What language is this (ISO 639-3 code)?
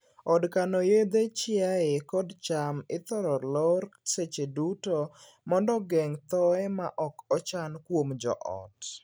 luo